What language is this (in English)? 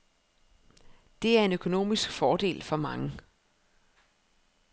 Danish